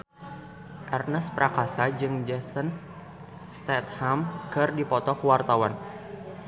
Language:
Sundanese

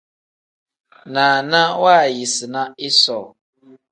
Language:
Tem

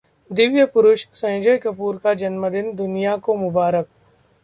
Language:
Hindi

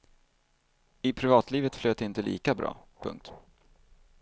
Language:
Swedish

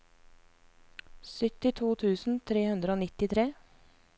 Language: Norwegian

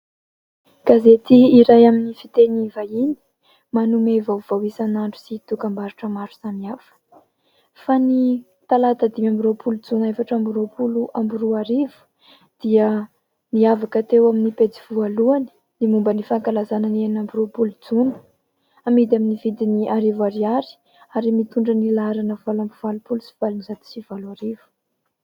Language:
Malagasy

